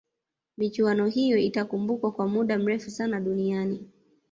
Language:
Swahili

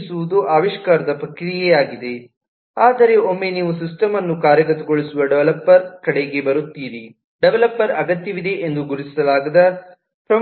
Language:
Kannada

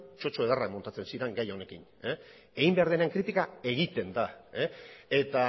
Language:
Basque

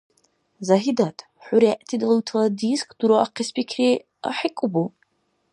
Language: Dargwa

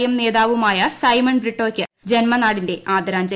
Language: Malayalam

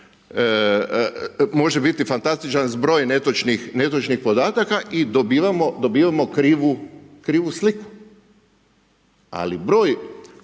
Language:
Croatian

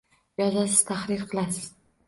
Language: Uzbek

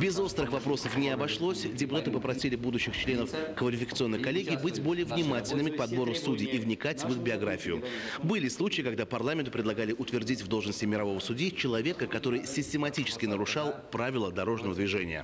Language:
Russian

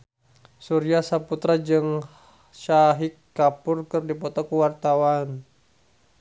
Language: Sundanese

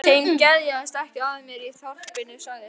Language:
Icelandic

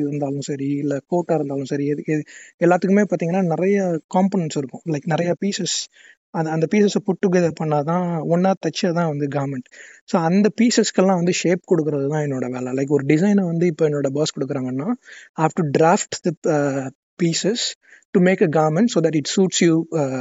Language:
Tamil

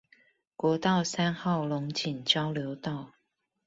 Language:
Chinese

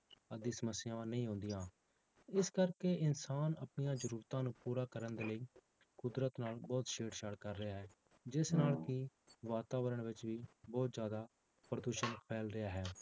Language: Punjabi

